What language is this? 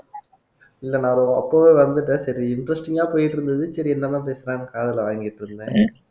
Tamil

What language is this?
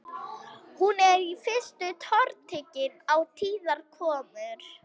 Icelandic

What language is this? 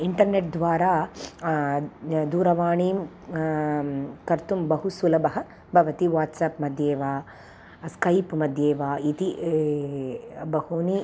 Sanskrit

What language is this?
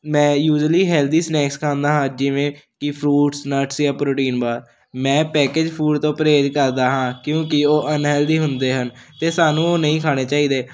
Punjabi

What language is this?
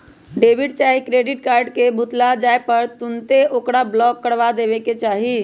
Magahi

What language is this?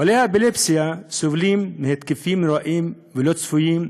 Hebrew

